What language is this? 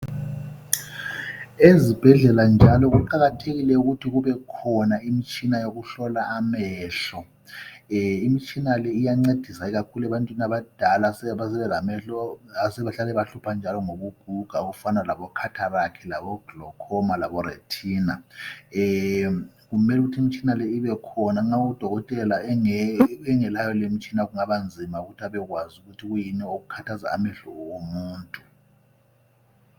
North Ndebele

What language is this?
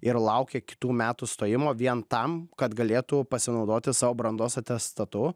Lithuanian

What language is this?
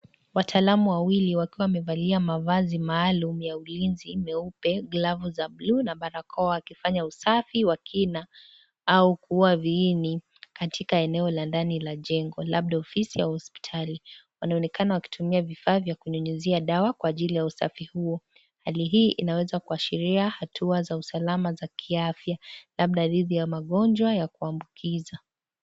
Swahili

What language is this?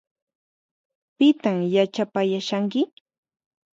Puno Quechua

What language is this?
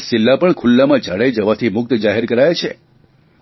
Gujarati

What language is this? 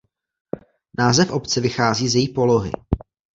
Czech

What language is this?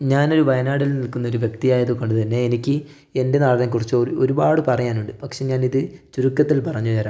Malayalam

